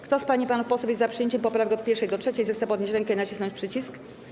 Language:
Polish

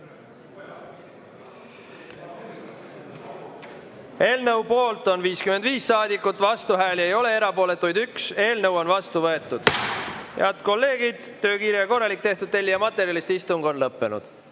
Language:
Estonian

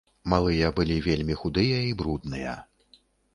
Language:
Belarusian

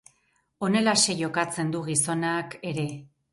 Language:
Basque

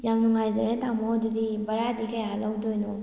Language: Manipuri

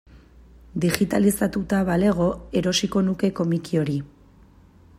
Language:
Basque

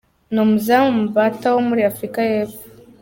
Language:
Kinyarwanda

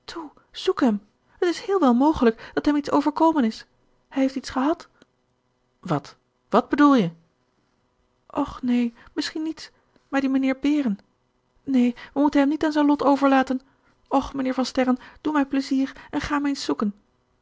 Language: Dutch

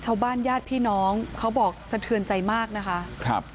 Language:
Thai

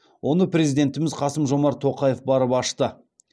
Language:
Kazakh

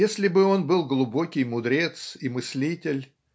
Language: Russian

